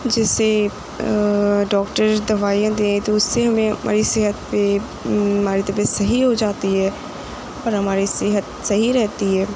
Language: Urdu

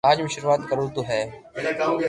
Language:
Loarki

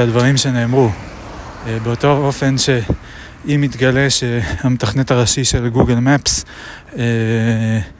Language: Hebrew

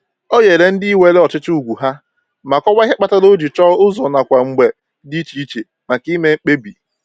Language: Igbo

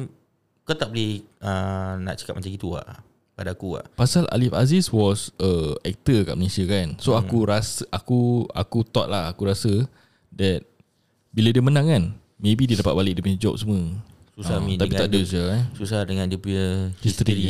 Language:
Malay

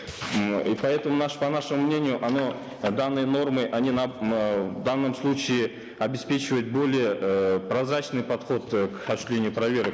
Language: Kazakh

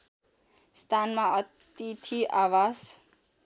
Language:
Nepali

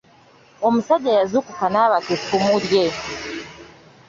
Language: Ganda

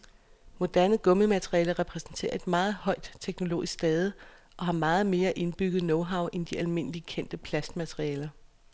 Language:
Danish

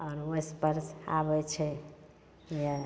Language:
Maithili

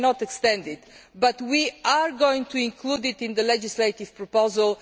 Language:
English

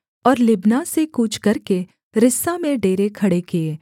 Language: Hindi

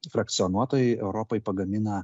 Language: Lithuanian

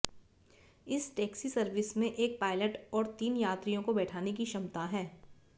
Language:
Hindi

